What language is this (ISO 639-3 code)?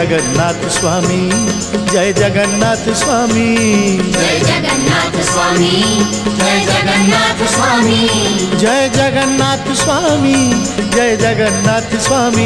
hin